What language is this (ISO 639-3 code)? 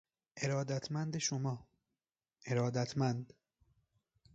fas